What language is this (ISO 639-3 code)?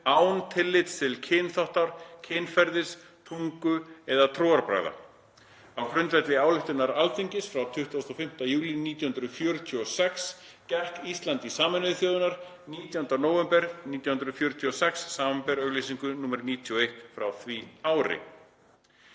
isl